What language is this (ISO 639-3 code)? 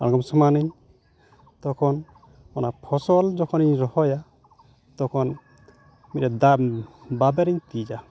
sat